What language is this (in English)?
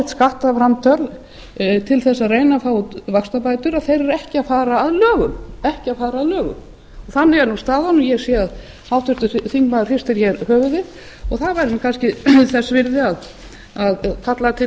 Icelandic